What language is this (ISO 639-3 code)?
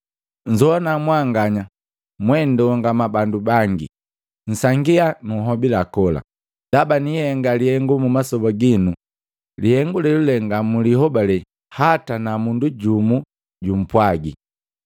mgv